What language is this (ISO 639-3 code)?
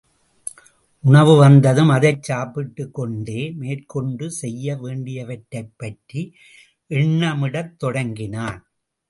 tam